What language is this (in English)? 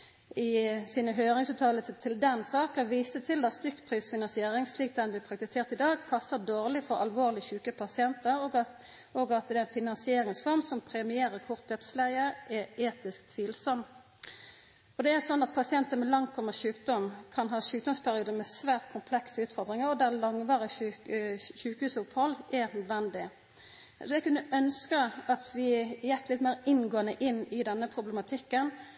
Norwegian Nynorsk